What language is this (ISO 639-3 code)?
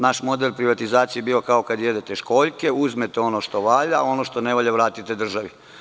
srp